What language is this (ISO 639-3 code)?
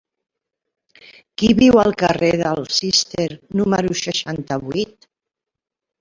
cat